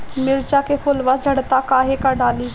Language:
Bhojpuri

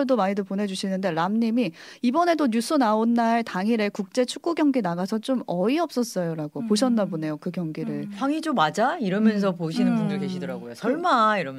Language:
Korean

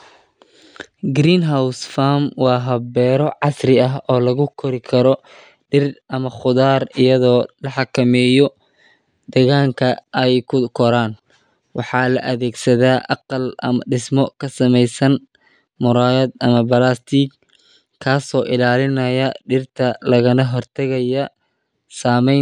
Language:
Somali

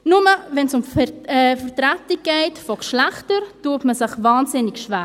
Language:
Swiss German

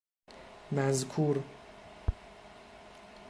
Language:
Persian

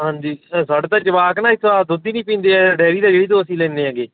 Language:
Punjabi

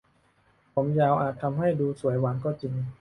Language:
Thai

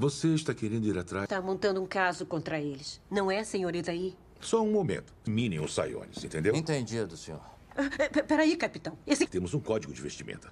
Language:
Portuguese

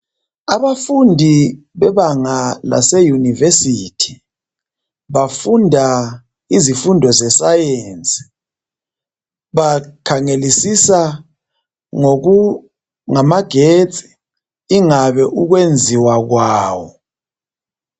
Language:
North Ndebele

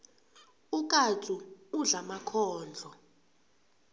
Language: South Ndebele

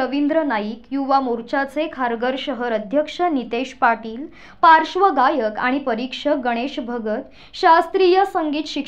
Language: Marathi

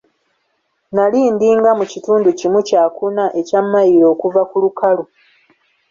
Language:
Ganda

